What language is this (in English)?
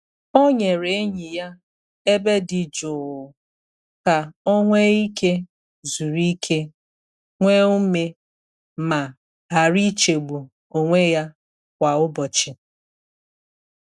Igbo